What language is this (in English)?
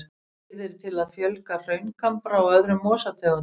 Icelandic